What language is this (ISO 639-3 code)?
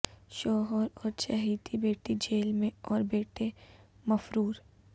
urd